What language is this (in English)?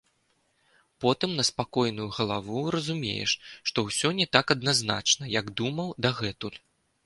Belarusian